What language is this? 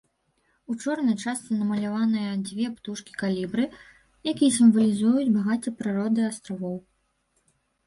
Belarusian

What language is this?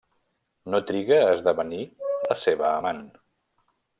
Catalan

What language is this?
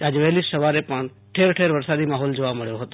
Gujarati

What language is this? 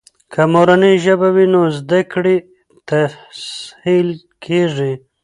Pashto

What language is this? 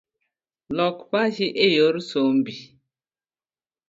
Luo (Kenya and Tanzania)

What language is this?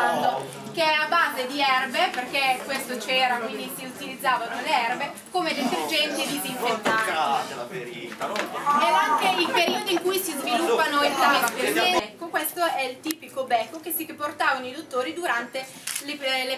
Italian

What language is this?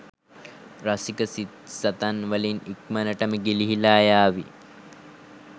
Sinhala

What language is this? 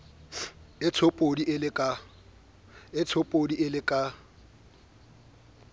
Southern Sotho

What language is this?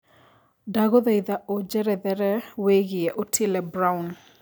Kikuyu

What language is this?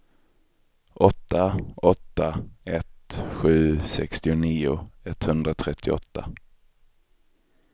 Swedish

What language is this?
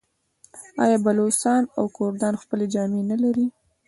Pashto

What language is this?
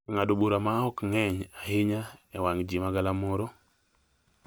Luo (Kenya and Tanzania)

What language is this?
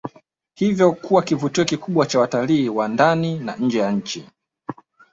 Swahili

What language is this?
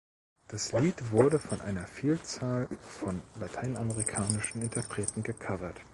German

